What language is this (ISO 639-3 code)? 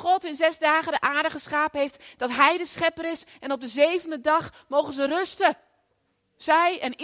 nld